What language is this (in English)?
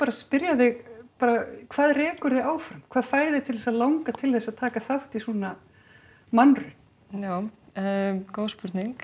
Icelandic